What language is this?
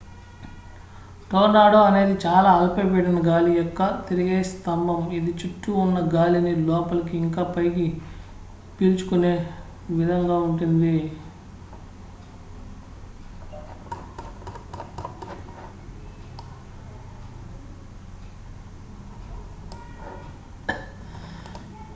Telugu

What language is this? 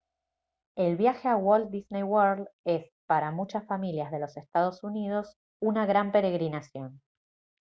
Spanish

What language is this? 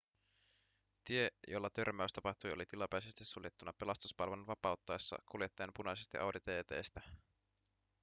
Finnish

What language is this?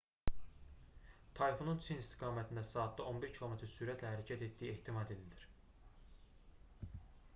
Azerbaijani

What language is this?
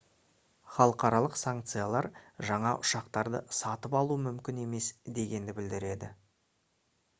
Kazakh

